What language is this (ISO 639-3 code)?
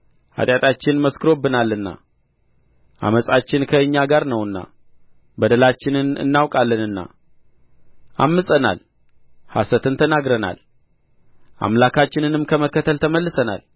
amh